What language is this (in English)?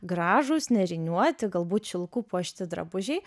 Lithuanian